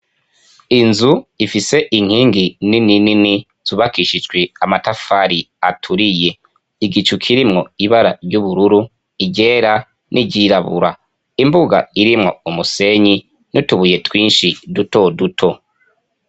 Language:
Rundi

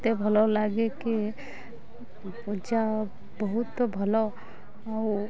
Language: Odia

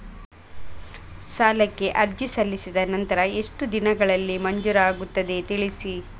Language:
Kannada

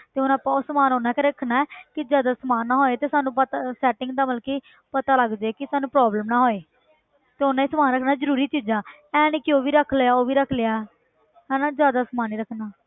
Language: Punjabi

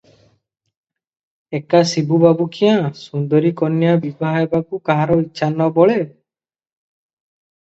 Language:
Odia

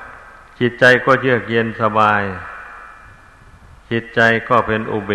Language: Thai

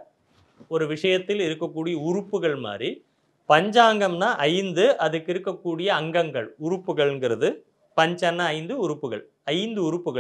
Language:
Tamil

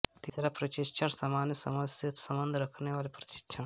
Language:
Hindi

